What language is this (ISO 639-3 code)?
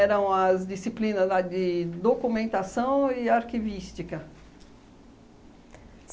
por